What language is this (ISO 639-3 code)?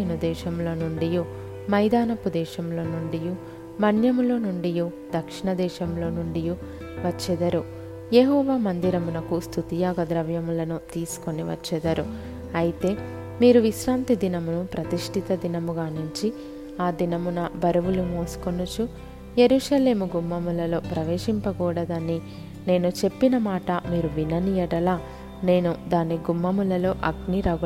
tel